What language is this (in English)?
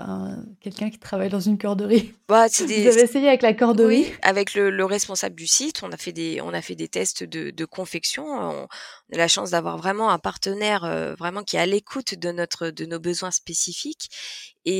French